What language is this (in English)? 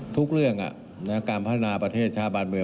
Thai